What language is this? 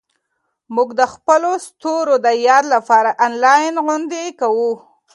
Pashto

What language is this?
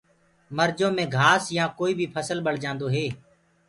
Gurgula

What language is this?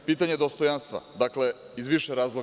Serbian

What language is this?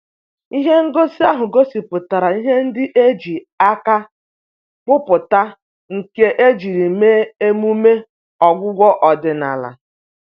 Igbo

